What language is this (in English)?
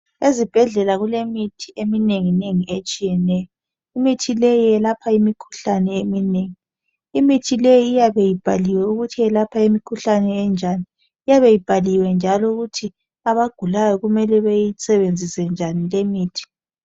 North Ndebele